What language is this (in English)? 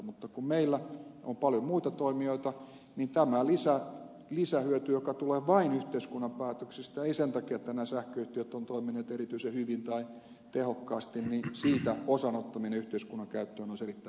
Finnish